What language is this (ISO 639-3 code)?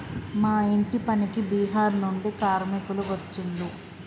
tel